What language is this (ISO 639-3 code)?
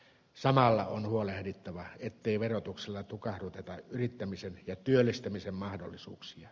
fin